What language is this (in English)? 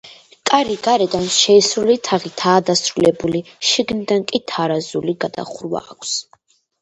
Georgian